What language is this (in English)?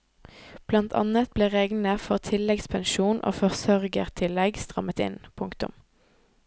Norwegian